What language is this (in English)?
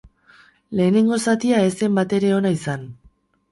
Basque